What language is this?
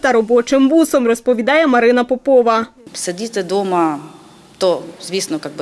Ukrainian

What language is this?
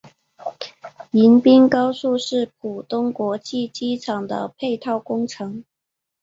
Chinese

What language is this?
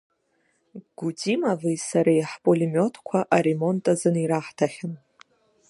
Abkhazian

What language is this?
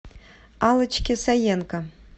Russian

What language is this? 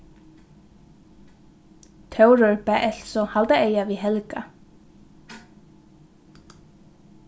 Faroese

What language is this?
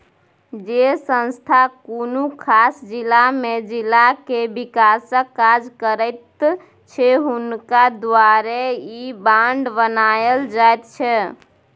Maithili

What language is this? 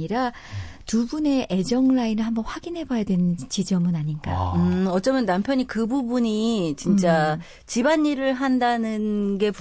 Korean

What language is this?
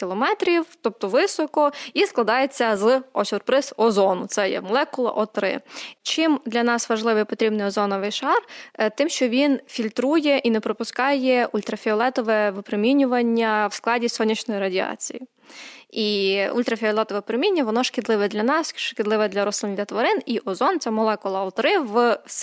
Ukrainian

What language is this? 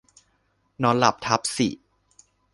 Thai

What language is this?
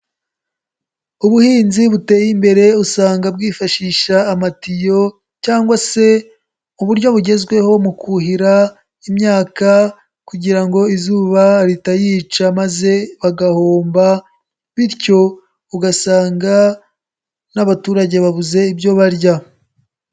Kinyarwanda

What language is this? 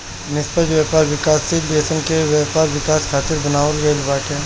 Bhojpuri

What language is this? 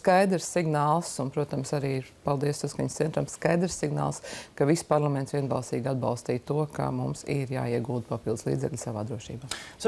Latvian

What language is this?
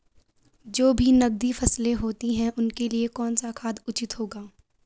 Hindi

